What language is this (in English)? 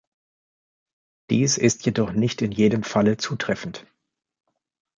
German